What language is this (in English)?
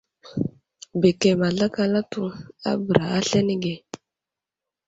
Wuzlam